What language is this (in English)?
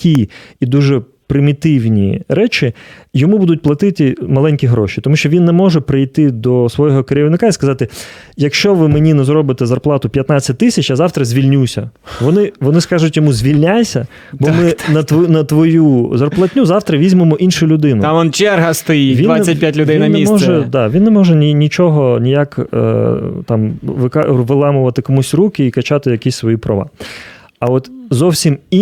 Ukrainian